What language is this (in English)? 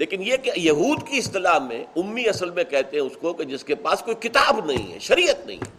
Urdu